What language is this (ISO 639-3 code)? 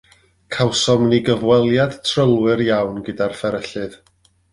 cym